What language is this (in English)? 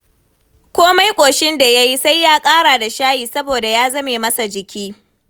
Hausa